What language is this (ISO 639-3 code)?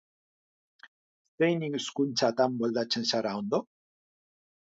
eus